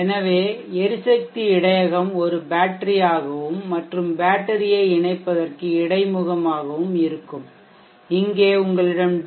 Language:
Tamil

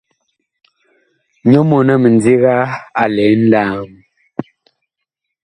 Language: Bakoko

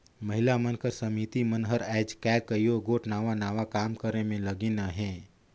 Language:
Chhattisgarhi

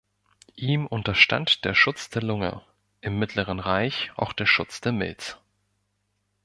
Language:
German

